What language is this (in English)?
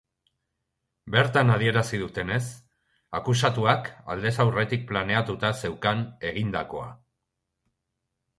Basque